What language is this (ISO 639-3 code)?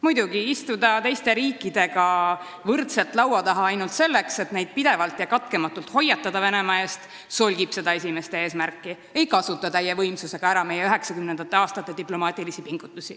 est